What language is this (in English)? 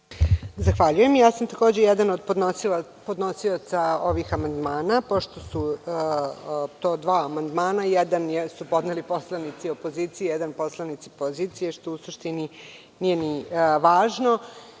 Serbian